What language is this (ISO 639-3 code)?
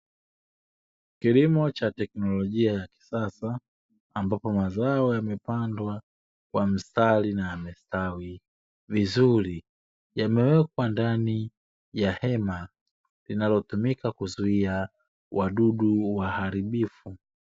swa